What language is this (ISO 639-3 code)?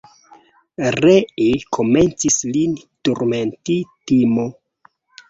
epo